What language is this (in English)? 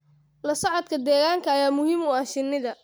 Somali